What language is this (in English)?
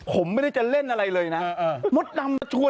Thai